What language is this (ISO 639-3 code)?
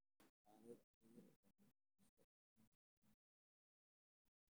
som